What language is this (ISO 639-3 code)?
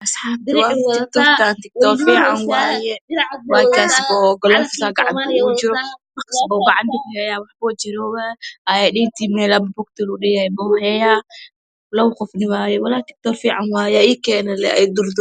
som